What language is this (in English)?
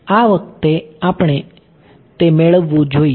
Gujarati